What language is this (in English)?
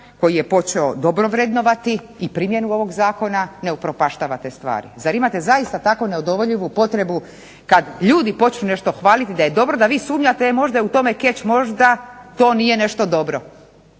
Croatian